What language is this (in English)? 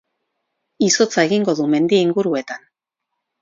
Basque